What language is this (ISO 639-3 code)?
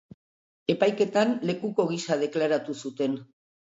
eus